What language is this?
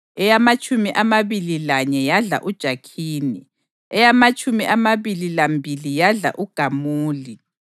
North Ndebele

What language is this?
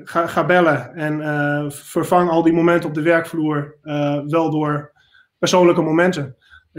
Dutch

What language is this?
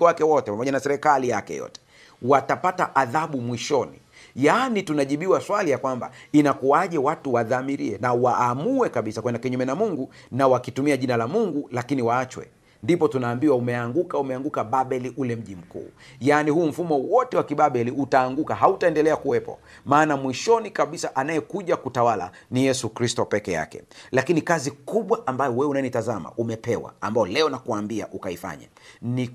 Swahili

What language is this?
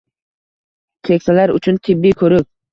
Uzbek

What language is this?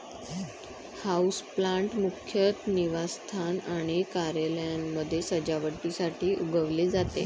Marathi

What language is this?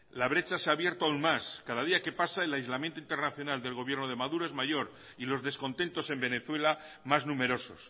Spanish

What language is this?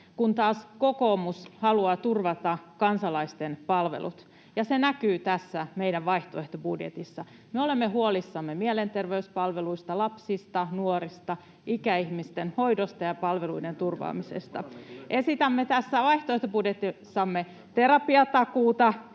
Finnish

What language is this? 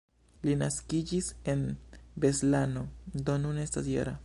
Esperanto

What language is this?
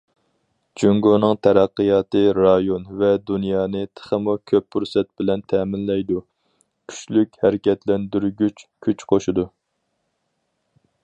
Uyghur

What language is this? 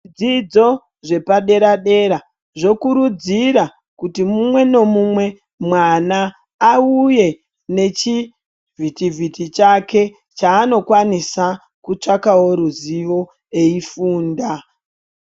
Ndau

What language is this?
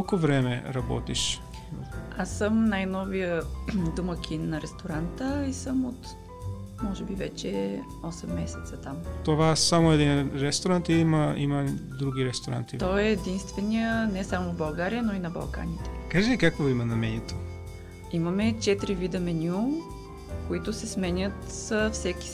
Bulgarian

